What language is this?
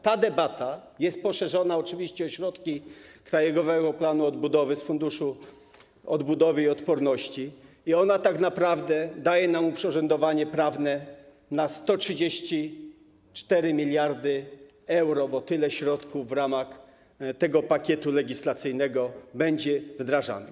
Polish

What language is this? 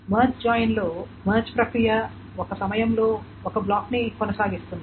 Telugu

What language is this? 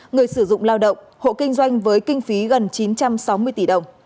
Vietnamese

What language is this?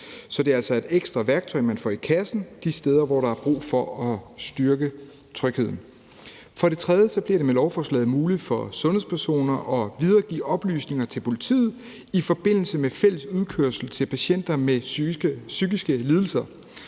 Danish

